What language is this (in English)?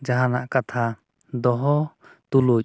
Santali